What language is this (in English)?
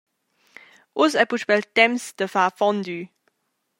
Romansh